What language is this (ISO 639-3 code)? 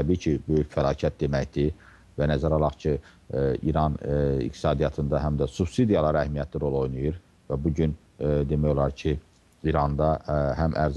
tur